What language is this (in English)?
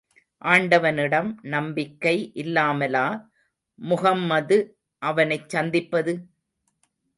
Tamil